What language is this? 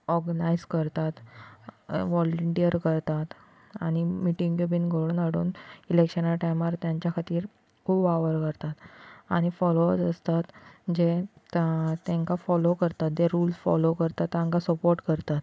Konkani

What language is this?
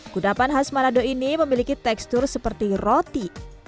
Indonesian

